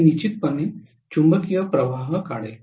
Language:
Marathi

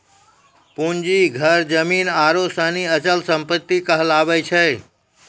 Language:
Maithili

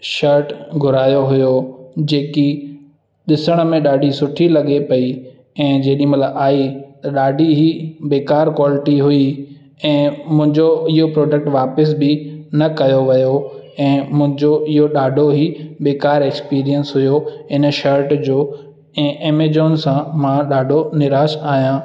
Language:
Sindhi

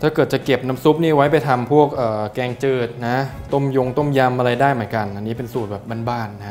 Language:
Thai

